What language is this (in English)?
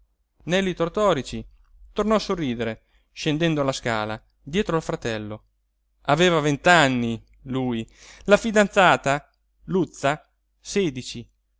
Italian